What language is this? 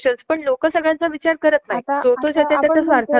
Marathi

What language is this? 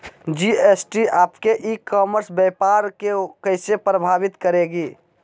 Magahi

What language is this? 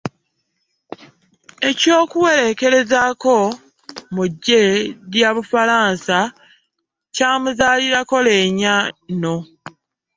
Ganda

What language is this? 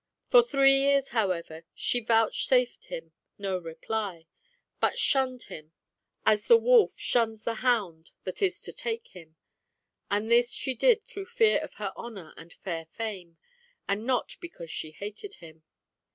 English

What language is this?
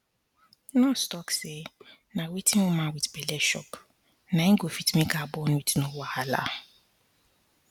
Nigerian Pidgin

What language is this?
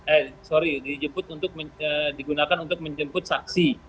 Indonesian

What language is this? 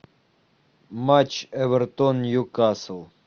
Russian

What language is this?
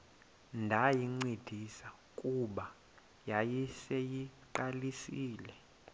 Xhosa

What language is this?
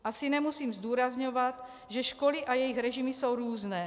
Czech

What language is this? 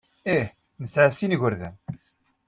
Kabyle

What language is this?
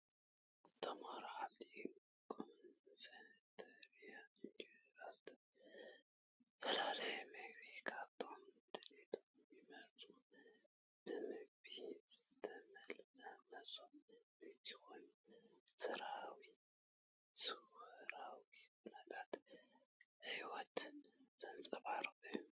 Tigrinya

